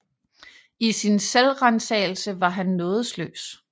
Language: Danish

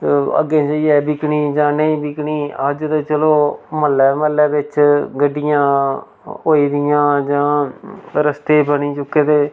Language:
Dogri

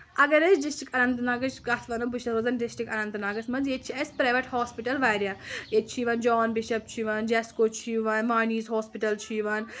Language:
Kashmiri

